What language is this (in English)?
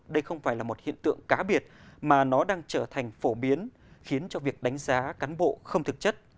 Vietnamese